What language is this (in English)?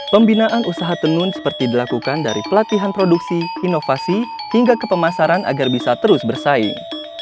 Indonesian